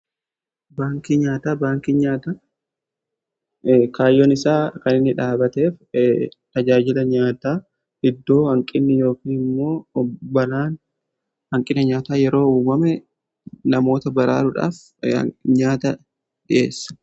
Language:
Oromo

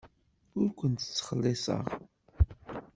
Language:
Kabyle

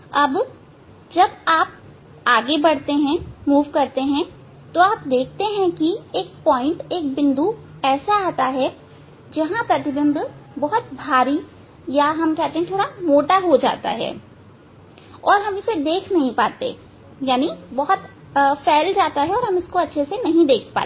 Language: Hindi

